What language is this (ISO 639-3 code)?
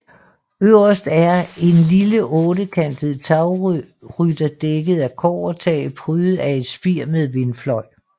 dan